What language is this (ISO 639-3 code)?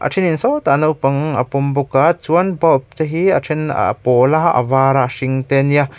lus